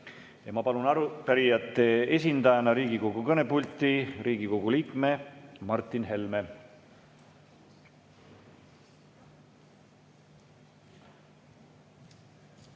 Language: Estonian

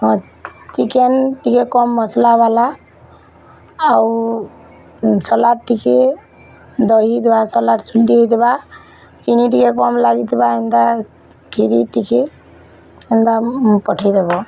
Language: Odia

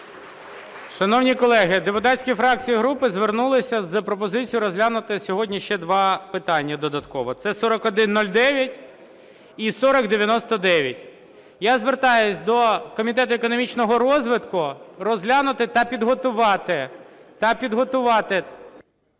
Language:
Ukrainian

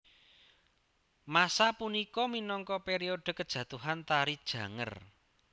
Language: Javanese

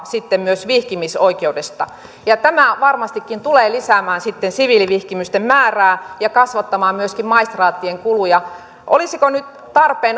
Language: Finnish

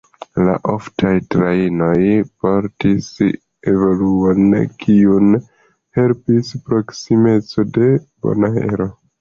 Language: Esperanto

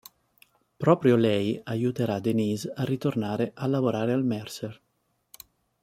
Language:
Italian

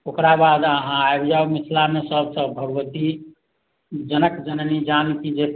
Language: Maithili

